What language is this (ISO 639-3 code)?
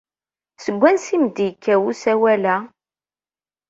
kab